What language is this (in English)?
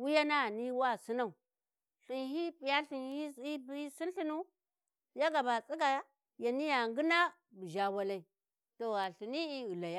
Warji